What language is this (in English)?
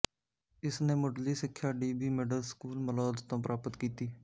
Punjabi